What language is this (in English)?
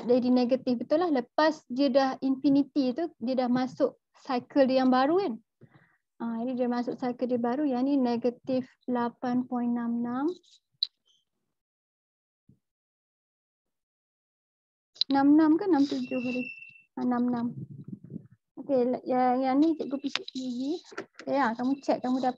Malay